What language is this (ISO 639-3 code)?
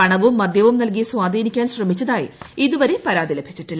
mal